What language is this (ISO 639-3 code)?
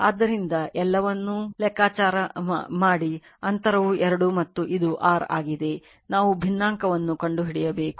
kan